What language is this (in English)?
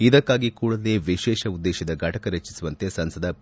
Kannada